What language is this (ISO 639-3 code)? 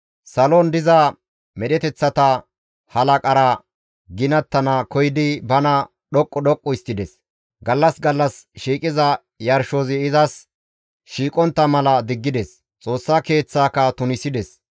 gmv